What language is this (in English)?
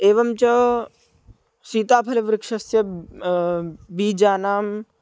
Sanskrit